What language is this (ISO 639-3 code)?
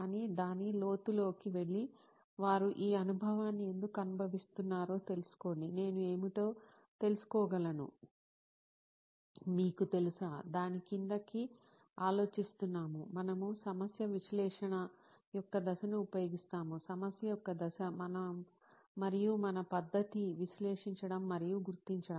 tel